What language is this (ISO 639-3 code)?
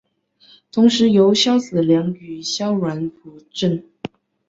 zho